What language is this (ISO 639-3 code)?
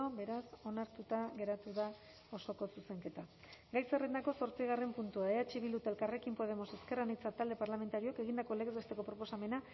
eus